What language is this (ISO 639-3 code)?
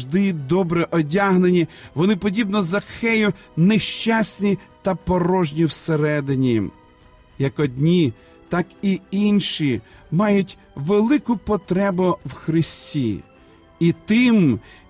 ukr